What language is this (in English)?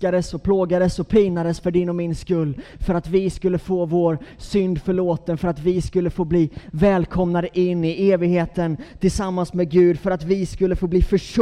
Swedish